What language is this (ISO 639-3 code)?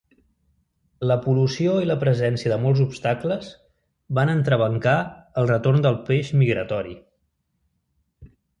cat